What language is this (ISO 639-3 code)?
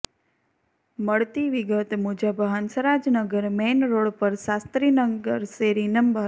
guj